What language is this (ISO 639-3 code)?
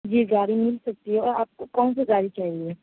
urd